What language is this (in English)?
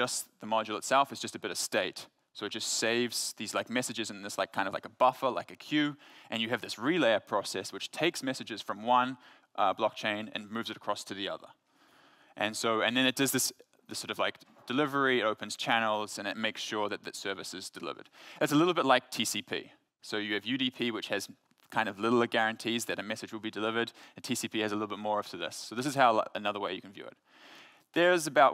English